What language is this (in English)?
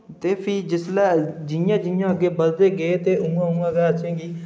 Dogri